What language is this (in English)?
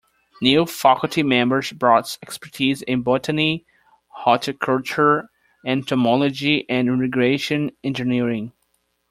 English